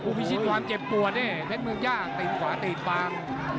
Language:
Thai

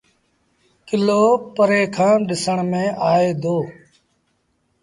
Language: Sindhi Bhil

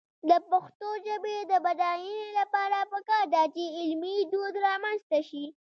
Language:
Pashto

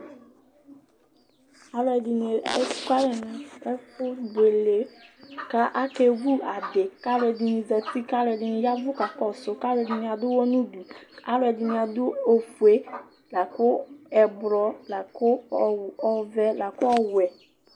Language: Ikposo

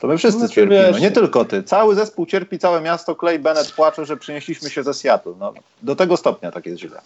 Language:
Polish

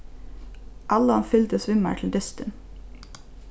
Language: Faroese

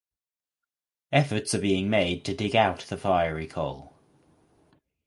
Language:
English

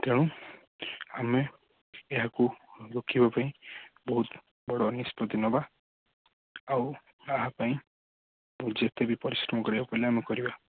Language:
Odia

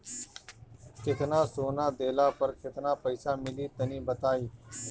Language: Bhojpuri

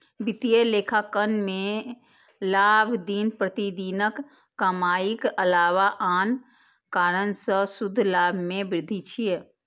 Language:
Maithili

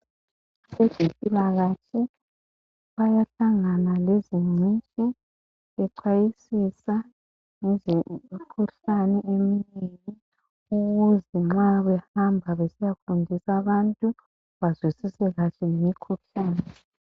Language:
North Ndebele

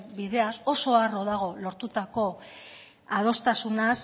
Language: Basque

